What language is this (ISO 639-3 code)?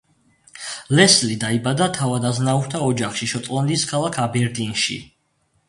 kat